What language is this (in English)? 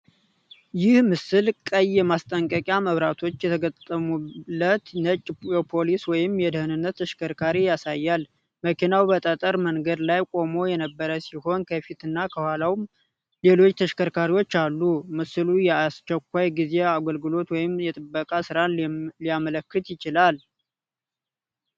Amharic